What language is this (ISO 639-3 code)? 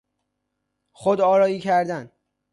fas